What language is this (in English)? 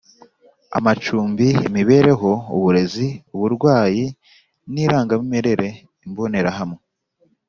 Kinyarwanda